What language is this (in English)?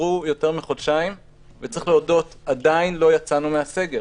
Hebrew